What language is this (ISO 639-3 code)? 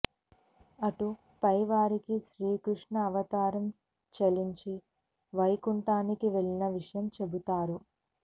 tel